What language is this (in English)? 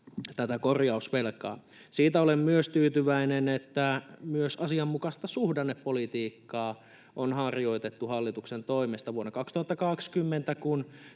Finnish